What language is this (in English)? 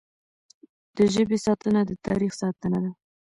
Pashto